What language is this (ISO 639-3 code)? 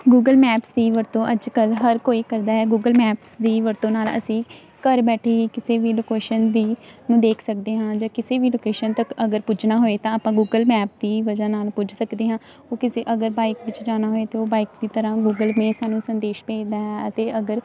pan